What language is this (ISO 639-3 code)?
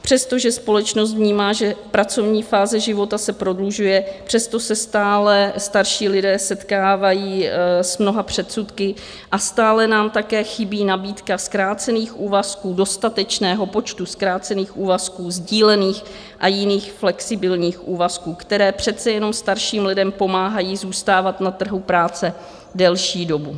ces